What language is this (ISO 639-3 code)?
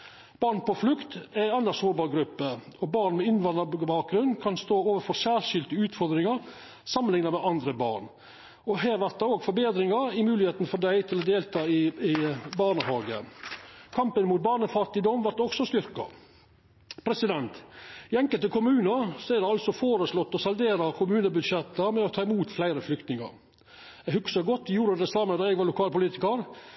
nno